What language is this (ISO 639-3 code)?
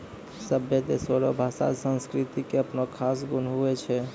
mai